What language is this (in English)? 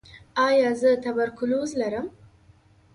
Pashto